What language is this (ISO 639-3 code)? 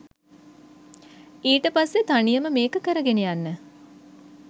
sin